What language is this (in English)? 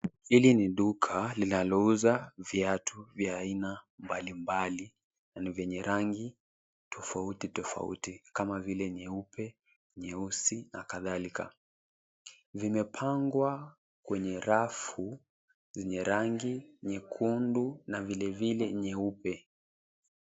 Swahili